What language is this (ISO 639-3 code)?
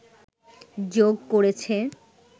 ben